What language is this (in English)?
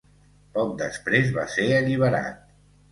Catalan